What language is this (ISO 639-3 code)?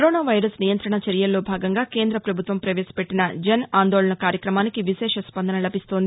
tel